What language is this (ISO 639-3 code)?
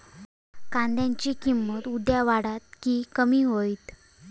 mar